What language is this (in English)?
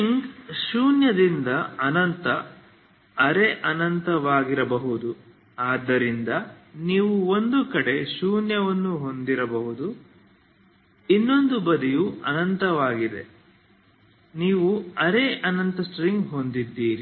Kannada